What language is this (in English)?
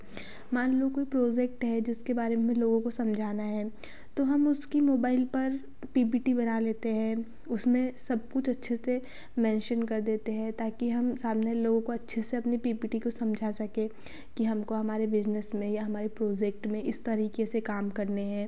Hindi